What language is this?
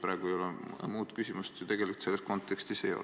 Estonian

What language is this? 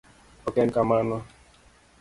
Luo (Kenya and Tanzania)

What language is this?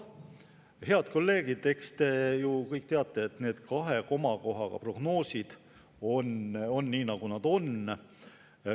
Estonian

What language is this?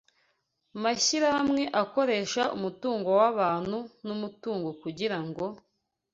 Kinyarwanda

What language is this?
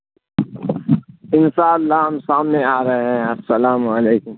Urdu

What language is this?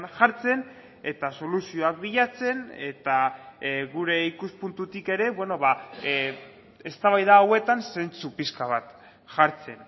Basque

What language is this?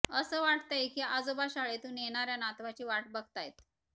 Marathi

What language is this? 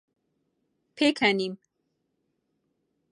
Central Kurdish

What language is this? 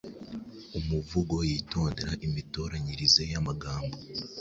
Kinyarwanda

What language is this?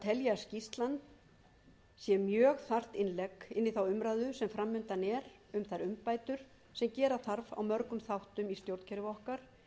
Icelandic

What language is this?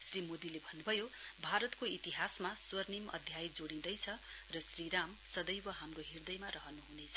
Nepali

